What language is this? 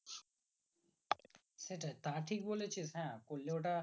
Bangla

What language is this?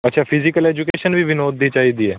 Punjabi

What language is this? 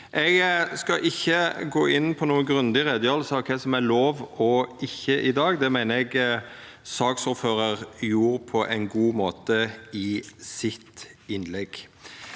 Norwegian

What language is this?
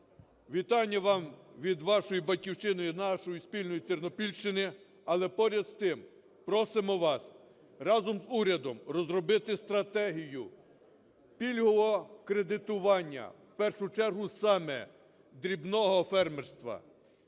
Ukrainian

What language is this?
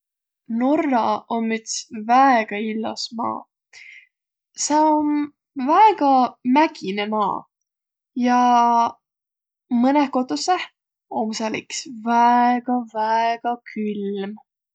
Võro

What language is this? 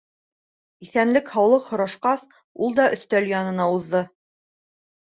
Bashkir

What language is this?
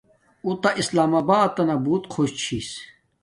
Domaaki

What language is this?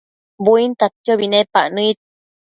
Matsés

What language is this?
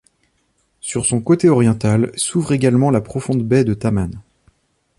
French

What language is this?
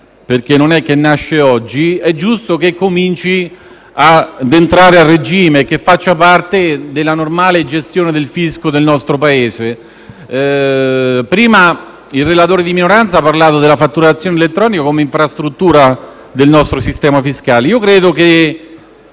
Italian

